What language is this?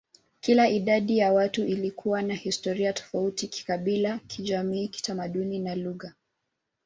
Swahili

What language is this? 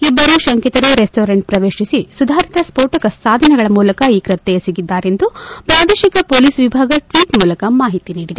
Kannada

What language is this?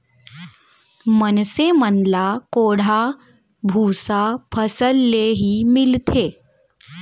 Chhattisgarhi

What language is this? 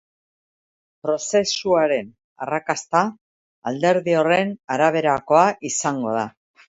Basque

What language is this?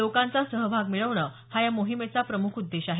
Marathi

